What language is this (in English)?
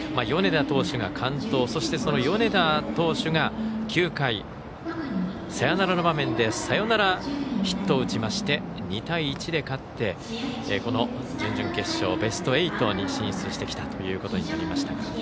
Japanese